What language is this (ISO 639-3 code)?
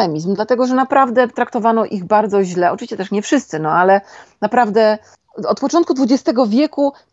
pol